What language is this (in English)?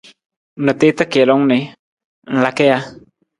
Nawdm